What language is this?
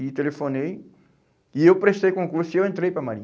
Portuguese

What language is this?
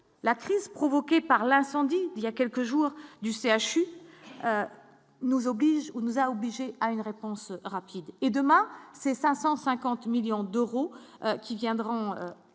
French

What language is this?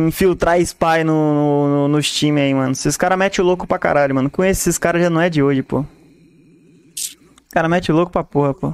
Portuguese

